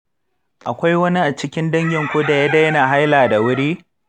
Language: Hausa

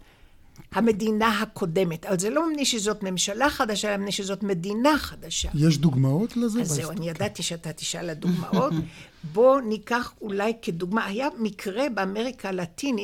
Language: Hebrew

